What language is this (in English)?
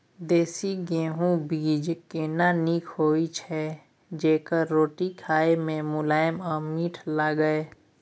Maithili